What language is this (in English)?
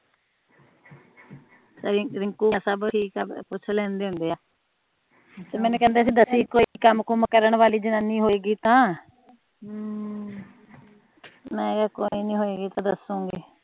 Punjabi